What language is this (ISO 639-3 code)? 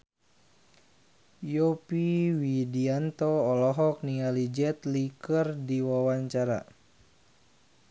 sun